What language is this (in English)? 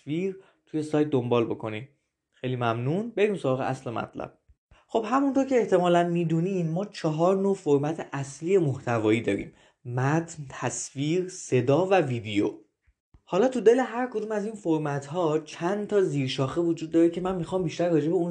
Persian